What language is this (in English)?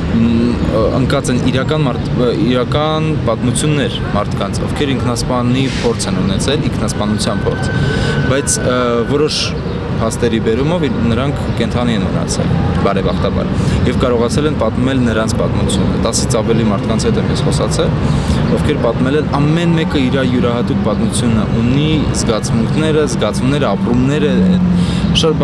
Romanian